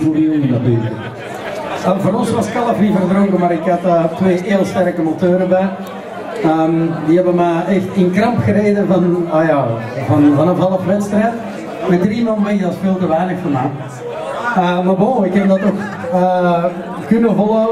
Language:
Dutch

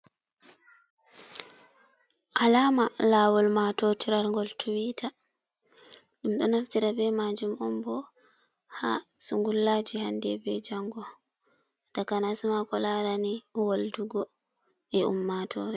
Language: Fula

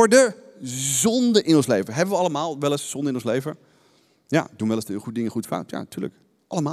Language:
Dutch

